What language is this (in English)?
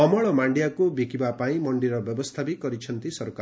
Odia